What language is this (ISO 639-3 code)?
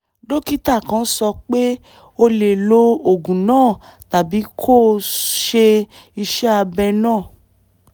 yor